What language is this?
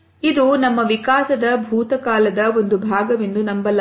Kannada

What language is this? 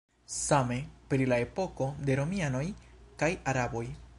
Esperanto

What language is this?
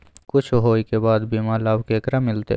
Maithili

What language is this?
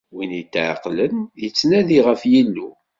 Kabyle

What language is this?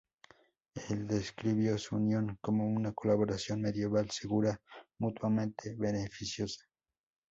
Spanish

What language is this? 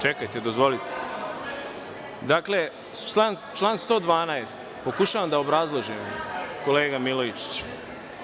Serbian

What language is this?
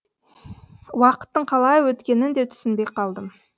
Kazakh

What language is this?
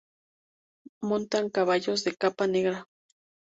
Spanish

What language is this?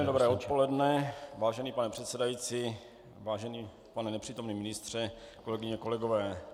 Czech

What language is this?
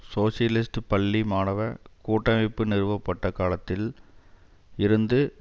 Tamil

